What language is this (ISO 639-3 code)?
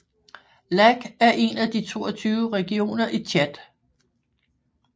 dan